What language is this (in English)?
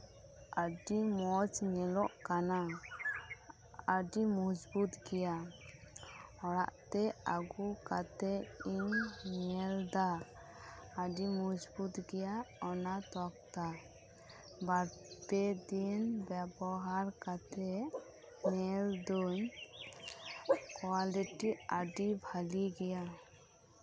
Santali